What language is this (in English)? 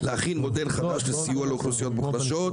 Hebrew